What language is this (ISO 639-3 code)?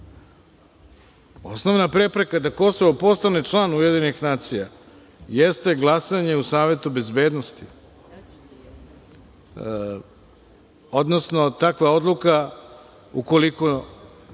srp